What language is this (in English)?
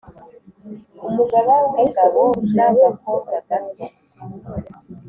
Kinyarwanda